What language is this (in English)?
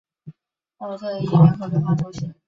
Chinese